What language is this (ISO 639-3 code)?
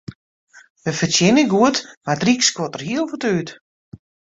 fry